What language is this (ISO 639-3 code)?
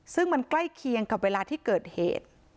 tha